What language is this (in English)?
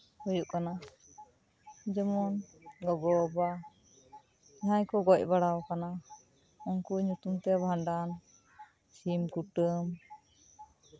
Santali